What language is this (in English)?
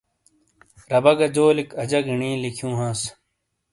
Shina